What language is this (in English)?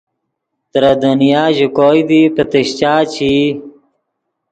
Yidgha